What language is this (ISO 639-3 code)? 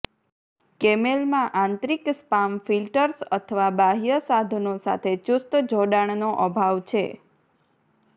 guj